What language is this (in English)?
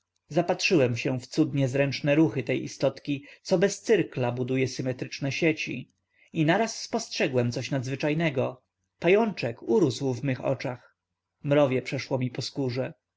Polish